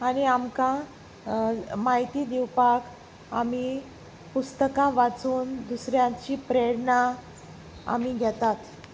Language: Konkani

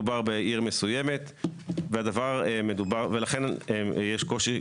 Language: Hebrew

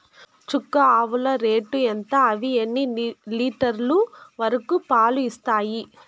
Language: Telugu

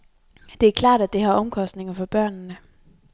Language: Danish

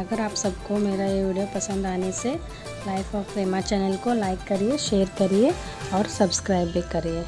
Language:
Hindi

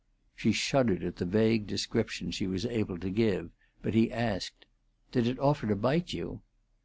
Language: English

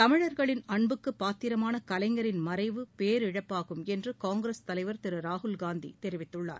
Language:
Tamil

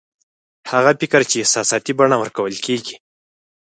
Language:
Pashto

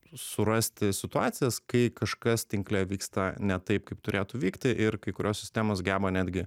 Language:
Lithuanian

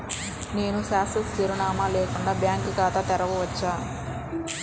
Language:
Telugu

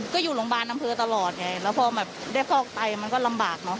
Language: Thai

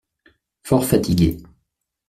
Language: French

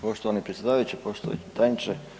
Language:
Croatian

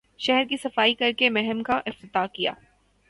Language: Urdu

